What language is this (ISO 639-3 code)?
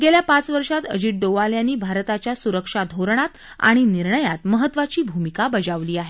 mar